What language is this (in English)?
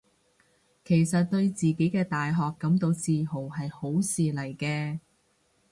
Cantonese